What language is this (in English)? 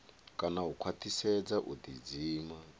Venda